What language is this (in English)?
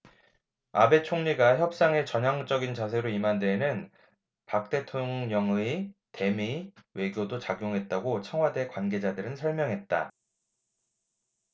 Korean